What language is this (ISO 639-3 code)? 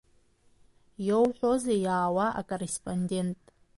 abk